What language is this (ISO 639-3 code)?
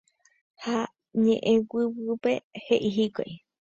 grn